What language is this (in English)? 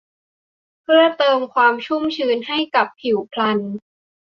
Thai